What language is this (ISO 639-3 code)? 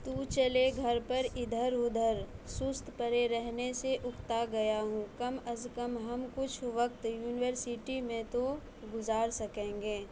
urd